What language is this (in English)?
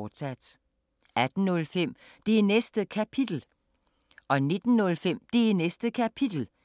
Danish